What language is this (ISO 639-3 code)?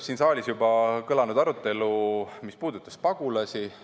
est